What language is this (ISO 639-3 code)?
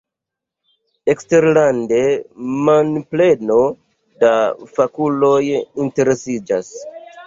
epo